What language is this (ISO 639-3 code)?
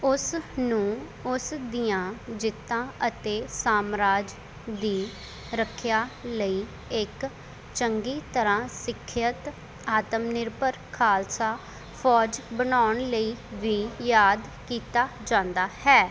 pan